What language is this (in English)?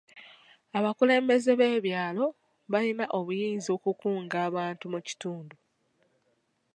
Ganda